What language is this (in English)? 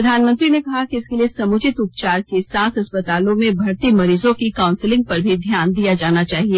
Hindi